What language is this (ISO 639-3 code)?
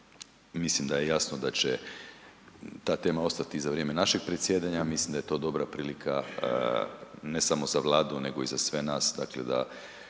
hrv